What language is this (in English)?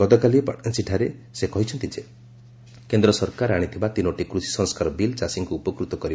Odia